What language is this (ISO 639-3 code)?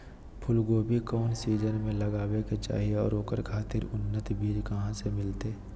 mag